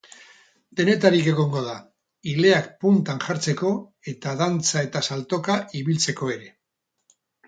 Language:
Basque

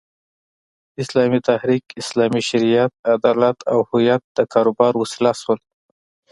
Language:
Pashto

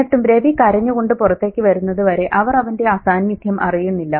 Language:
Malayalam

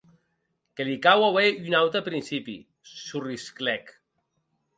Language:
Occitan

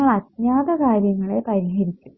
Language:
Malayalam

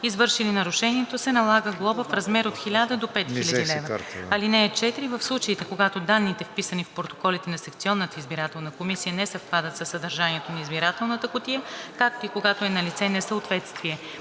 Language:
Bulgarian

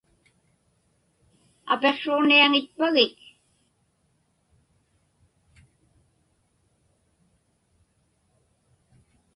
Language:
Inupiaq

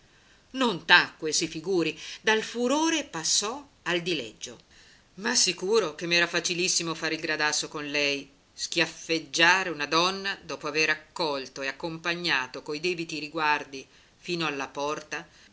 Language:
Italian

